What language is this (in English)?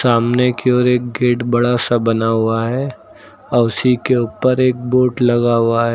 Hindi